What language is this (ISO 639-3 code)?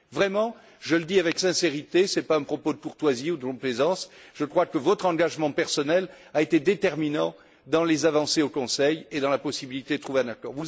fra